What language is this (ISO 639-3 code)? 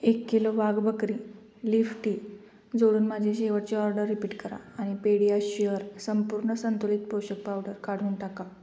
mar